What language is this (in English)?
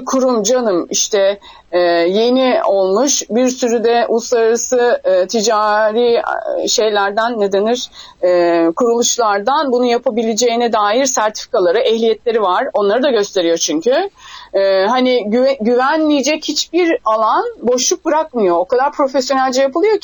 Turkish